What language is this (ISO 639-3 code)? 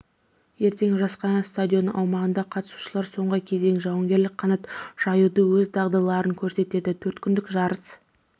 kaz